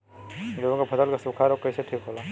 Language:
Bhojpuri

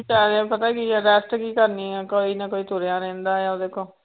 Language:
Punjabi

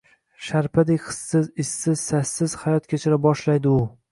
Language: Uzbek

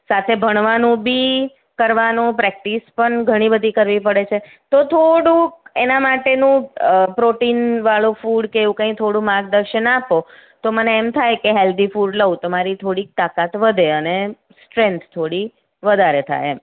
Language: Gujarati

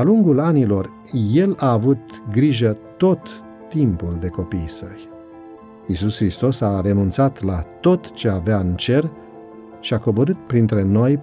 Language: Romanian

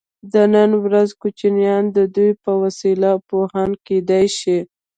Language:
Pashto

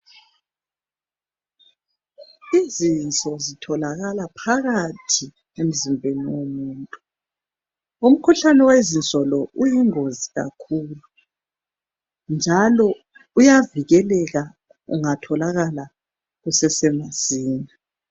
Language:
North Ndebele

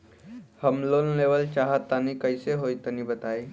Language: Bhojpuri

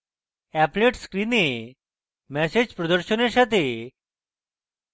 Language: Bangla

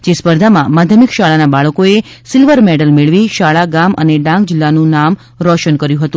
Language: Gujarati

